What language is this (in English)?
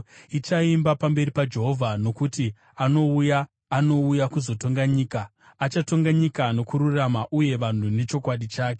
Shona